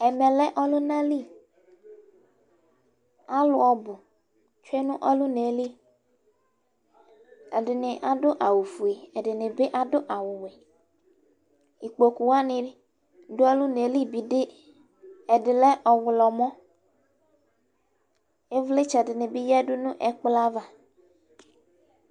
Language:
Ikposo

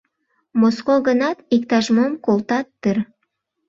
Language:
Mari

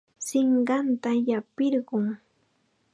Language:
Chiquián Ancash Quechua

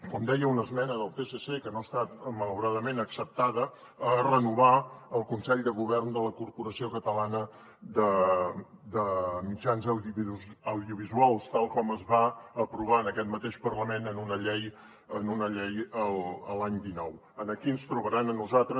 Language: Catalan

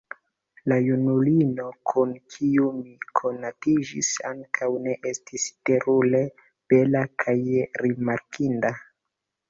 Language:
Esperanto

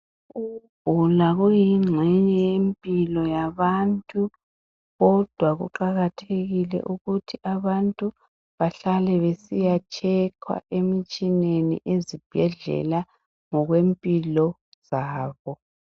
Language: North Ndebele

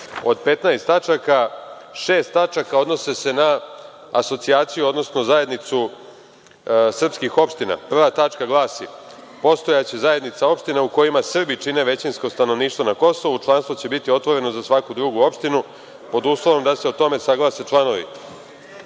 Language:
Serbian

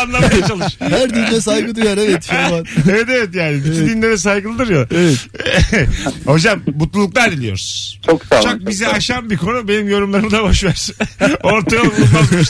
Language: Turkish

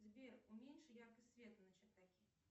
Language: Russian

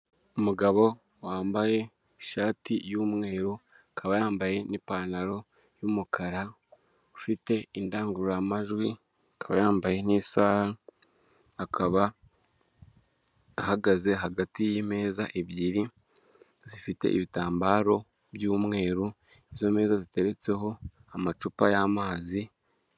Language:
Kinyarwanda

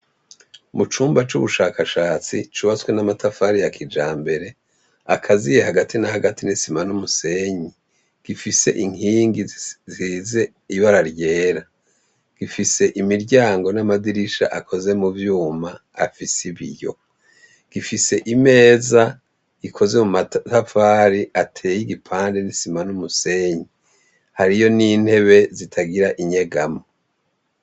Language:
Rundi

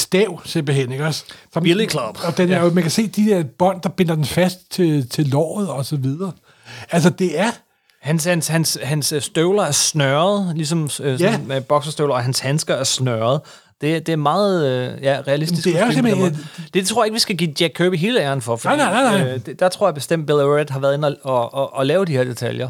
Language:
Danish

